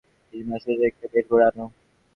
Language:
Bangla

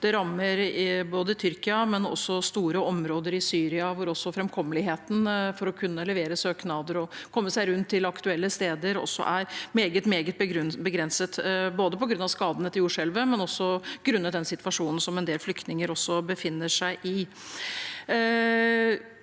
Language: Norwegian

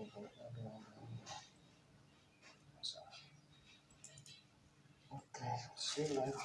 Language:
Indonesian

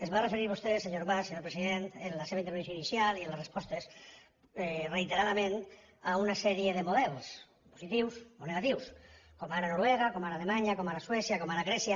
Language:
Catalan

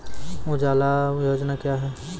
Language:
Maithili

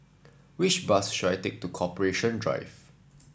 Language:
English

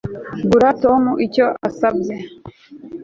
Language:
Kinyarwanda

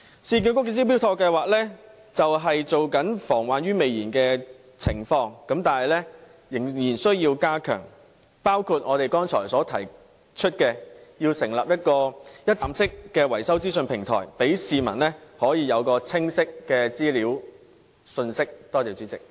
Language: Cantonese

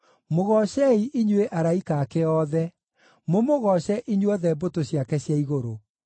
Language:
Kikuyu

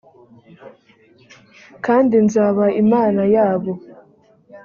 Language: Kinyarwanda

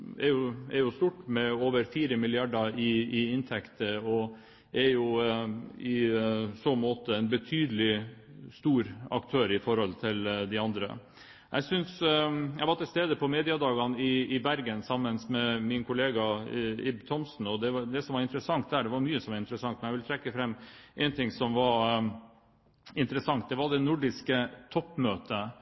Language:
Norwegian Bokmål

